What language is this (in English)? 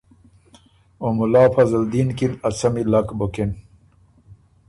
Ormuri